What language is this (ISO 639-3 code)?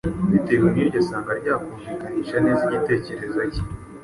kin